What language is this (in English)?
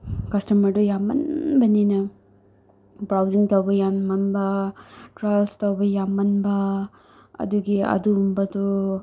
Manipuri